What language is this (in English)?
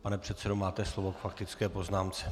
Czech